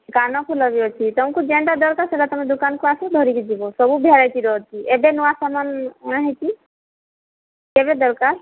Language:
Odia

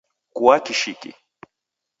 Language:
Taita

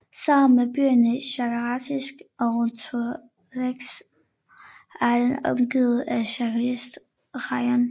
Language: Danish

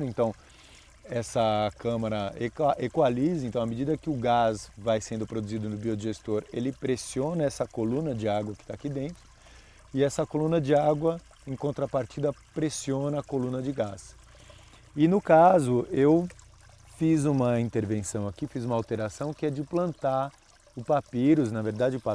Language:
Portuguese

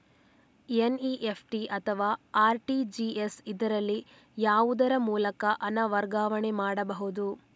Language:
Kannada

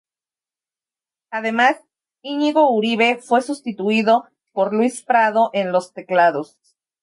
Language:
Spanish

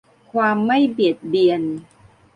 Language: Thai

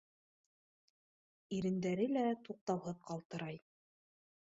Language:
Bashkir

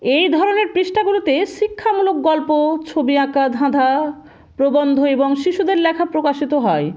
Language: Bangla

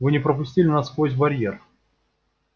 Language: Russian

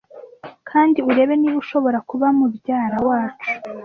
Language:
Kinyarwanda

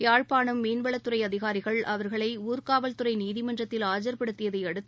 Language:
Tamil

